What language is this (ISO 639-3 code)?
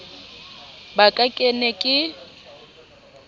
sot